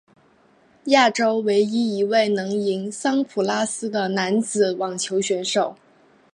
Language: Chinese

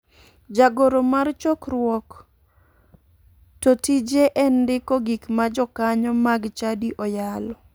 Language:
Luo (Kenya and Tanzania)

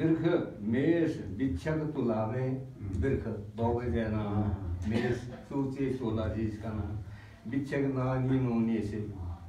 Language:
Hindi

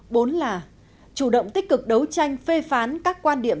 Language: Vietnamese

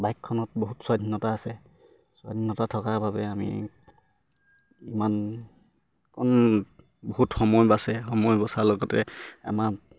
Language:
Assamese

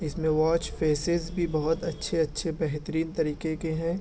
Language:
Urdu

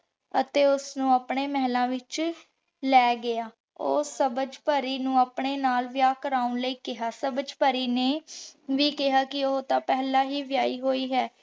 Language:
Punjabi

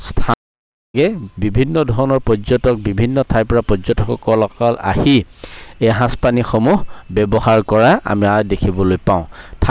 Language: Assamese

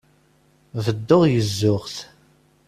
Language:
Kabyle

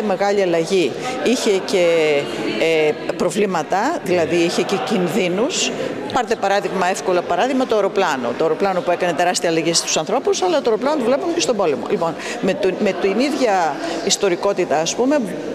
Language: Greek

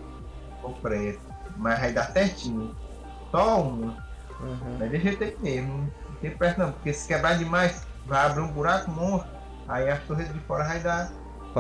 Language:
Portuguese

